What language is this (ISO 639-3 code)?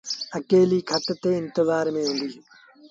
sbn